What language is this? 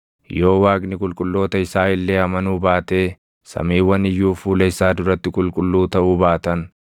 Oromo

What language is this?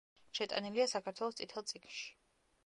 Georgian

